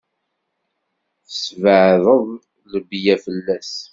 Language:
Kabyle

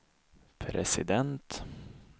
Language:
Swedish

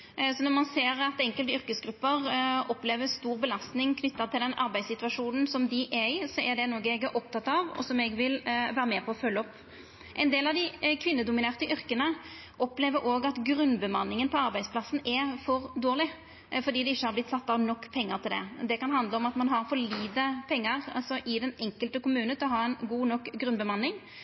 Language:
Norwegian Nynorsk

